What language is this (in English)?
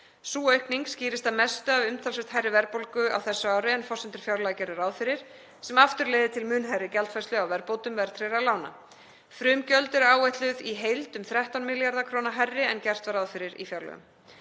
Icelandic